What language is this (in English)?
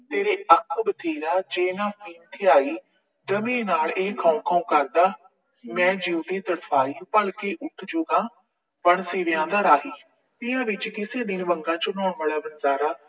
Punjabi